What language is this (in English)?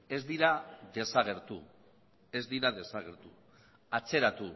Basque